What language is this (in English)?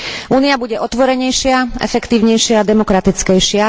Slovak